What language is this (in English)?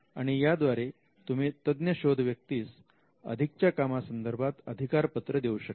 Marathi